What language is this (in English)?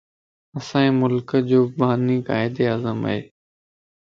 Lasi